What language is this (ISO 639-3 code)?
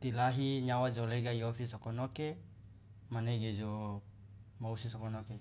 loa